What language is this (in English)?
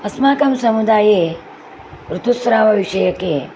Sanskrit